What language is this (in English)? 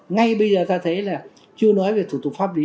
Vietnamese